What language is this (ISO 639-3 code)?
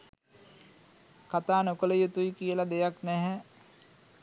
sin